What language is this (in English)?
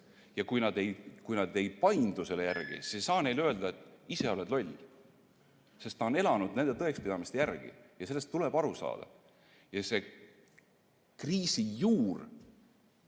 Estonian